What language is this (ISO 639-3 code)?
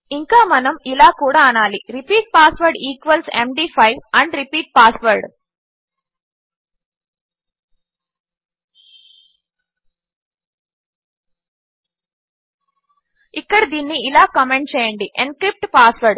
tel